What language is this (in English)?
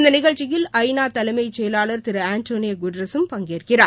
Tamil